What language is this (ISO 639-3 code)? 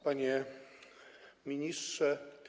pol